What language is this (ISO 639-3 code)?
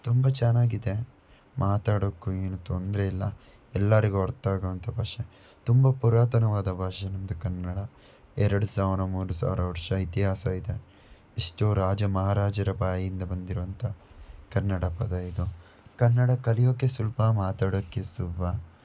kan